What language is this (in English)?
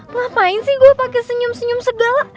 Indonesian